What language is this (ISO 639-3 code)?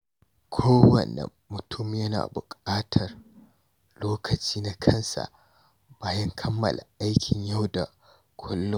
hau